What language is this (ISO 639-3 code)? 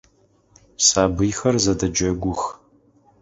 ady